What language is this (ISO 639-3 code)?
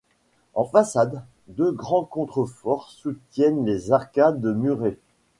fra